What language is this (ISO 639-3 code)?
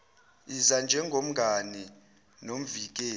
zul